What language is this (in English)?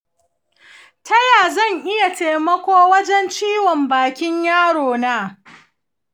Hausa